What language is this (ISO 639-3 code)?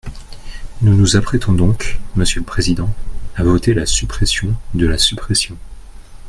fra